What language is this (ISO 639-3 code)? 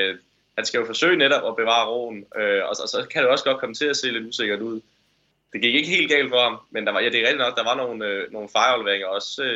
dan